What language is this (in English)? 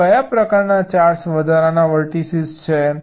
Gujarati